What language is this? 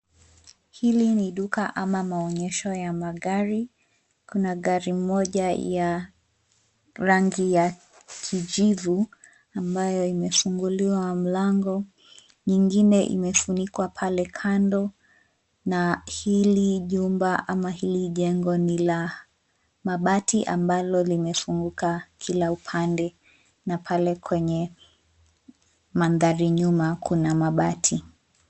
Swahili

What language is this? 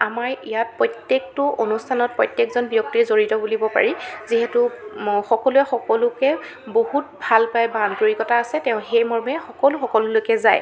Assamese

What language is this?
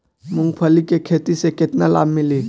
Bhojpuri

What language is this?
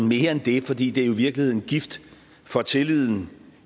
Danish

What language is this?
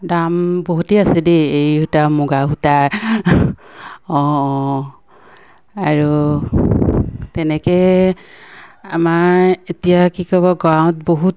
Assamese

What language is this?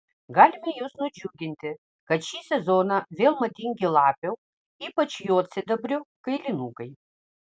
Lithuanian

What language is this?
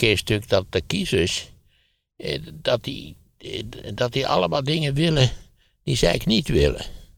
Dutch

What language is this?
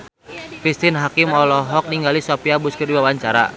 Sundanese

